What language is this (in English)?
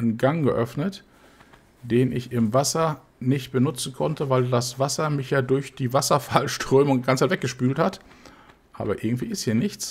German